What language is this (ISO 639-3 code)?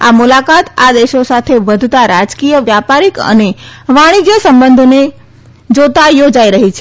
guj